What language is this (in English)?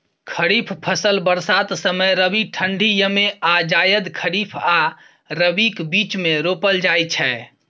Maithili